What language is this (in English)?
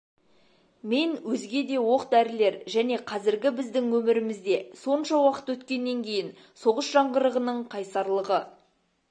Kazakh